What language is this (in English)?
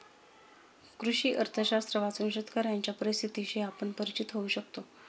Marathi